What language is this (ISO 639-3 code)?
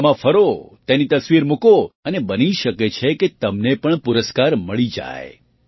guj